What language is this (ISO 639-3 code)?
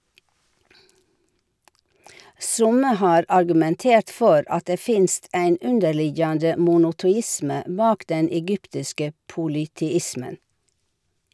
nor